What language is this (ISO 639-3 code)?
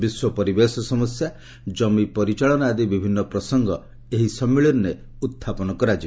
ori